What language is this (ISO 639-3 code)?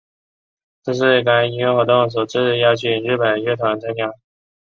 zho